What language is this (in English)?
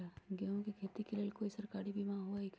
Magahi